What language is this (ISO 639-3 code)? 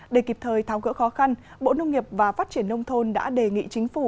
vie